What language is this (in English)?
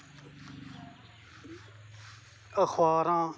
Dogri